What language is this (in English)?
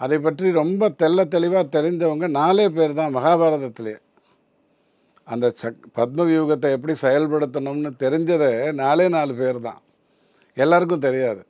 Tamil